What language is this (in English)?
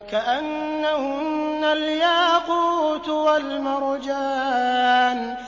Arabic